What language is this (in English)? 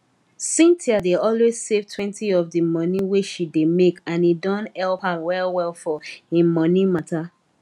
Nigerian Pidgin